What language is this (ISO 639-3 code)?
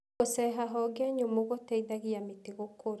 kik